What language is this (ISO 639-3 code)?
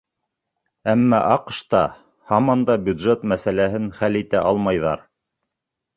bak